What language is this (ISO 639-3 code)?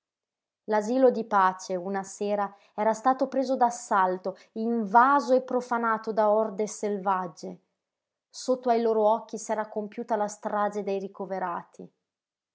ita